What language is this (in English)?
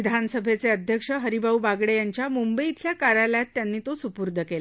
Marathi